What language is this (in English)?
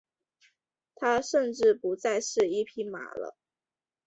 Chinese